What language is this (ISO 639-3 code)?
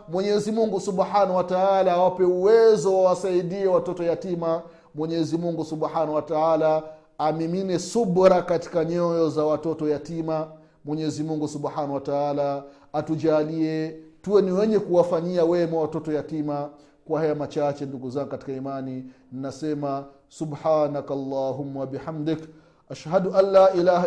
swa